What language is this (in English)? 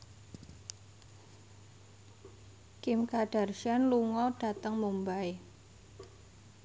Javanese